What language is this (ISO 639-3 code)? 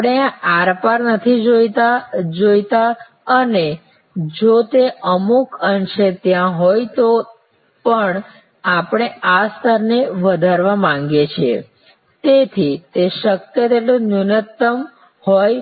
guj